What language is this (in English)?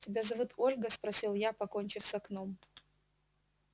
Russian